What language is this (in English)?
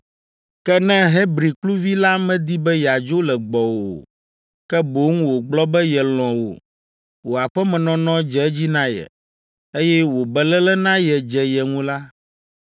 Ewe